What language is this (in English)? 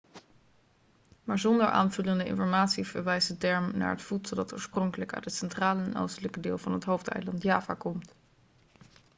Dutch